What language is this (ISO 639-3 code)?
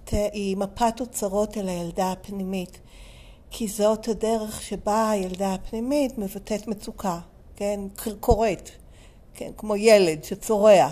heb